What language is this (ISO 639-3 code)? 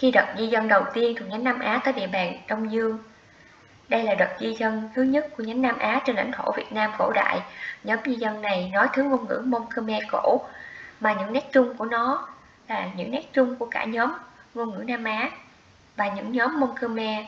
vie